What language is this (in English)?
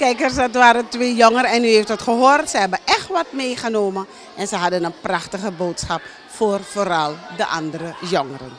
Dutch